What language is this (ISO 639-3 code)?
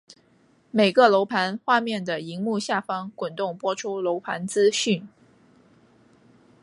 zho